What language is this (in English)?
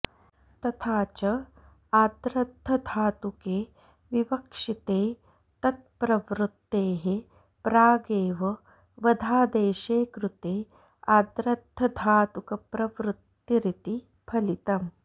Sanskrit